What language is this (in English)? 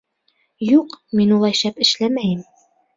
Bashkir